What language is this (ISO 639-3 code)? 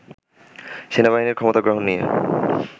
ben